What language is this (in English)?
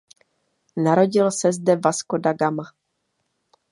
Czech